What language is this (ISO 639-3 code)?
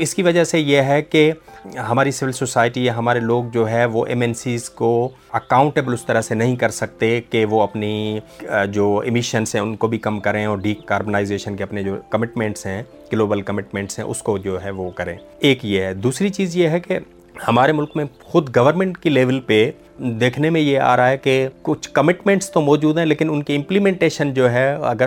urd